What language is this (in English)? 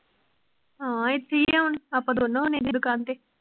Punjabi